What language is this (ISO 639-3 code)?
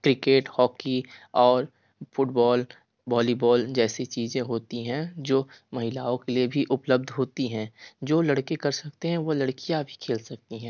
hin